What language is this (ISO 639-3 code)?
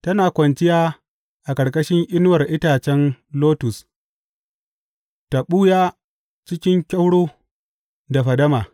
hau